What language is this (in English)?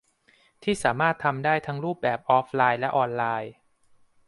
Thai